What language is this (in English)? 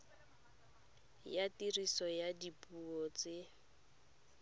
Tswana